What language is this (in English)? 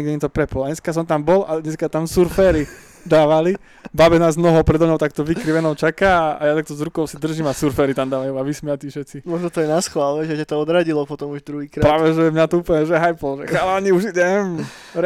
Slovak